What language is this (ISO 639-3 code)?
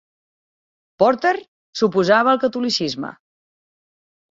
cat